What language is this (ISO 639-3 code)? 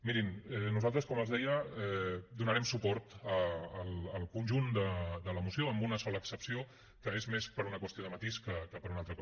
cat